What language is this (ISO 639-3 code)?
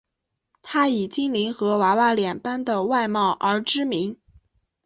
zho